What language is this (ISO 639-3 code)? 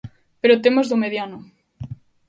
glg